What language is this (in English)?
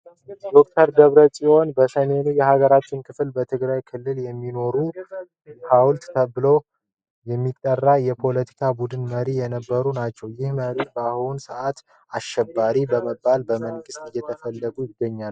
Amharic